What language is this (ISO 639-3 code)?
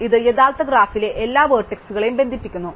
mal